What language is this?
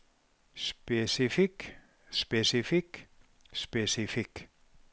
Norwegian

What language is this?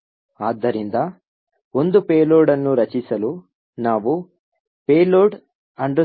Kannada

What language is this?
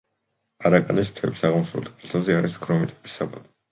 Georgian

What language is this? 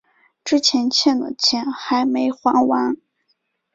Chinese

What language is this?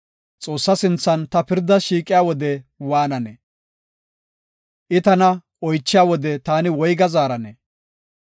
Gofa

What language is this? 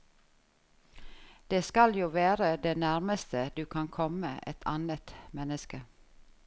Norwegian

